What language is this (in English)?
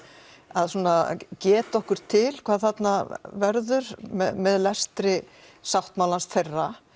Icelandic